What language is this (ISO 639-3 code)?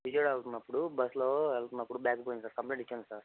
tel